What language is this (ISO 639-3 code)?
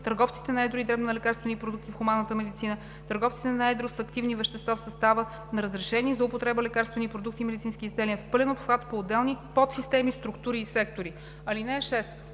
bul